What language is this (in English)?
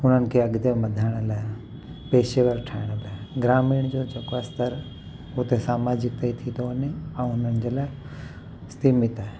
Sindhi